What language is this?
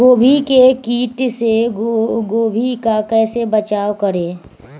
Magahi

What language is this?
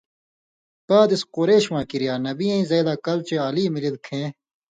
Indus Kohistani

